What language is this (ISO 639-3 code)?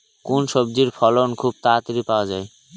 ben